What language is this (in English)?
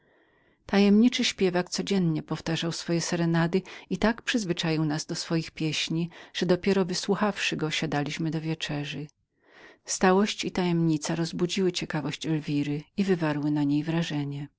Polish